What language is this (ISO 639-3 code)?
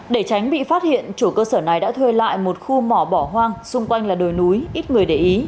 vie